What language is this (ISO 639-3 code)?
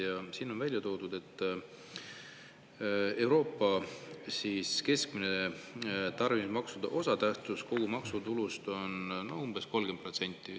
est